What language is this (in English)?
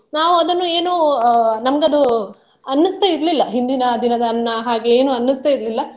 Kannada